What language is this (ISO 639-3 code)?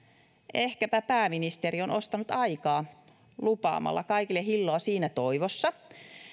fin